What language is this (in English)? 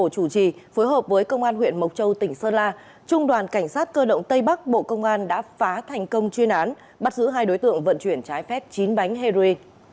Vietnamese